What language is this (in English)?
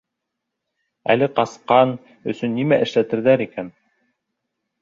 Bashkir